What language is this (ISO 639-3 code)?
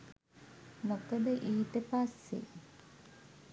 sin